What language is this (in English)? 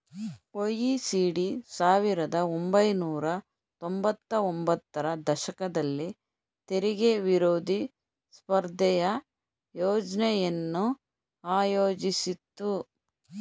Kannada